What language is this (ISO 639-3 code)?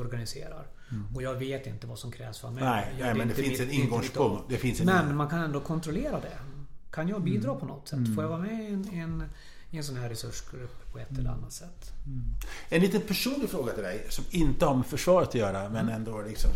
swe